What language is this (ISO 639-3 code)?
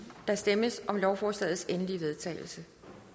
dan